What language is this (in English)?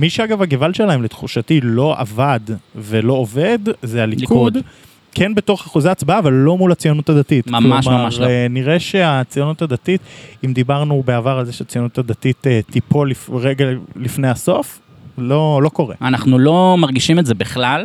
Hebrew